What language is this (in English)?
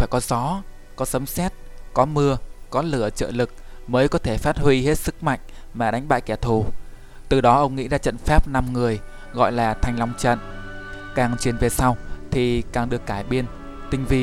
Vietnamese